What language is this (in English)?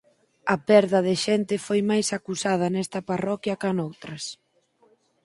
Galician